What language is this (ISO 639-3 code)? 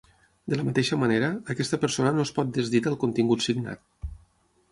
cat